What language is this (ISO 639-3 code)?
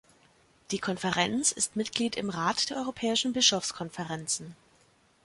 deu